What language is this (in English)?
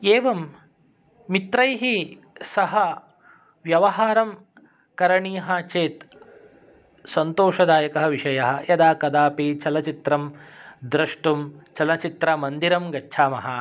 Sanskrit